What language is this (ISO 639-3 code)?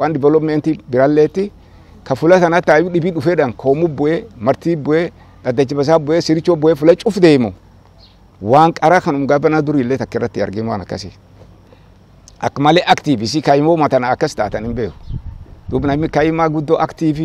ara